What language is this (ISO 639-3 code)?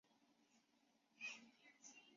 zho